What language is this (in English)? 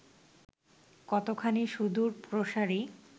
Bangla